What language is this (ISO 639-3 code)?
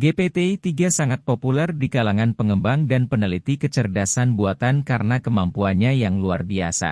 ind